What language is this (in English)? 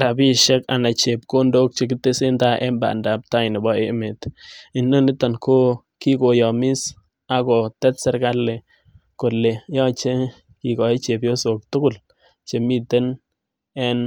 Kalenjin